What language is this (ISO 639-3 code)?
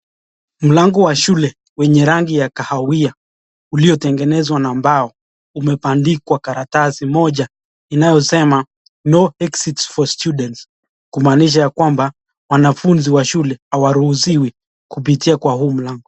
swa